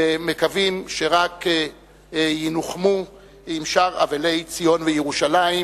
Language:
Hebrew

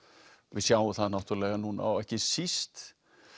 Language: Icelandic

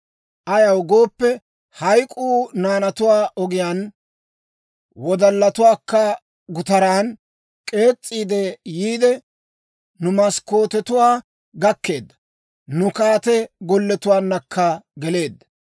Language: Dawro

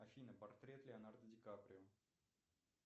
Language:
Russian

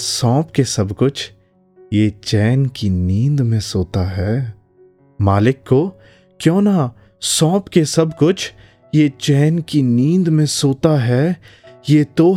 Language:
Hindi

